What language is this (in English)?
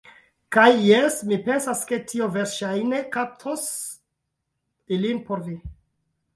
Esperanto